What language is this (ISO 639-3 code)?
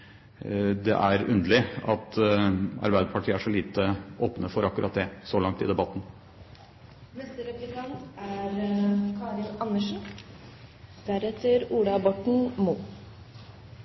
nob